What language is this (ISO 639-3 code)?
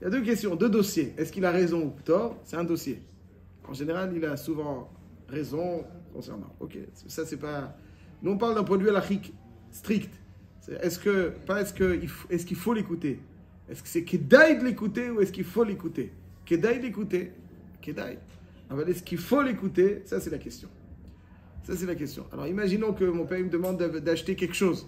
fra